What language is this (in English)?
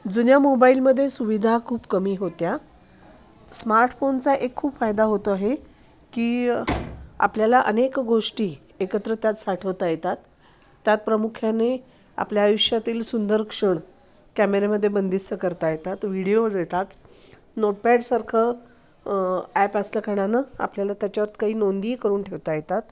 Marathi